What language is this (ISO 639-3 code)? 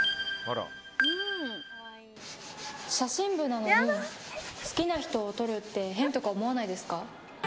jpn